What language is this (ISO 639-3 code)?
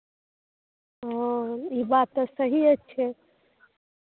mai